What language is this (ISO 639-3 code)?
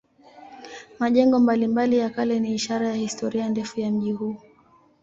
swa